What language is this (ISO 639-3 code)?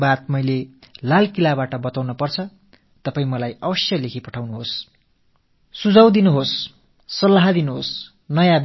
tam